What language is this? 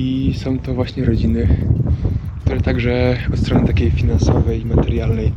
Polish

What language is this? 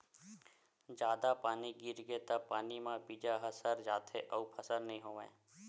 Chhattisgarhi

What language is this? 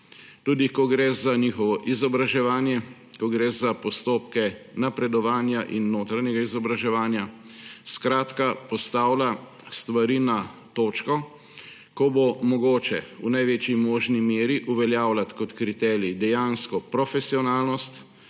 Slovenian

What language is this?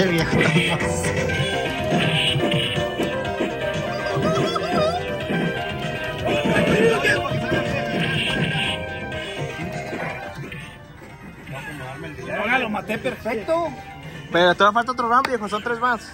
Spanish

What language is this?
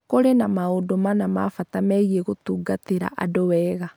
Kikuyu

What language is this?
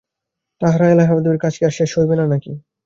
Bangla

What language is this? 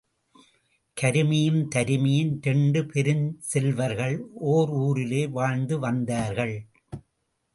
Tamil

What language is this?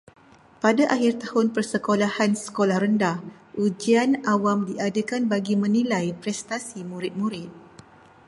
Malay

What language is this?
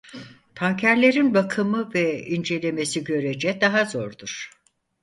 Turkish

